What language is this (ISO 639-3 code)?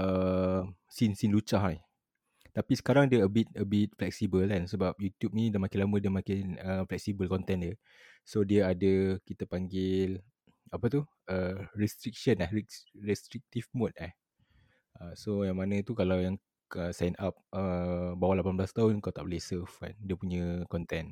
msa